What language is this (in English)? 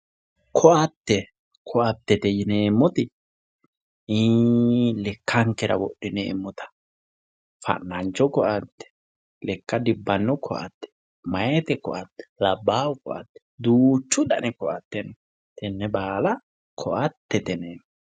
Sidamo